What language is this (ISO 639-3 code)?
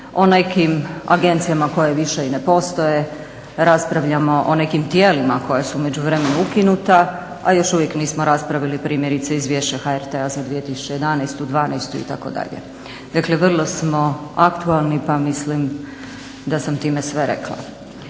hrv